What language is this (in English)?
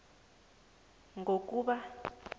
South Ndebele